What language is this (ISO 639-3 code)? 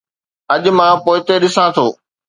snd